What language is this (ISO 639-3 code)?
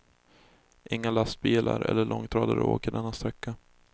swe